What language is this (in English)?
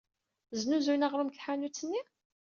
Kabyle